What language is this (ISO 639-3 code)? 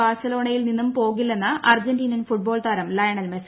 mal